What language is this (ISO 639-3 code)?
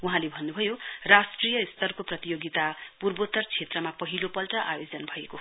nep